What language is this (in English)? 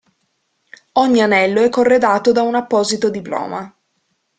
Italian